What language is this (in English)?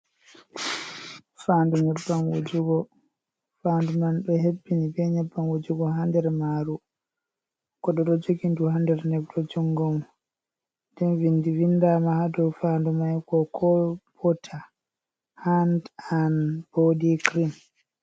Fula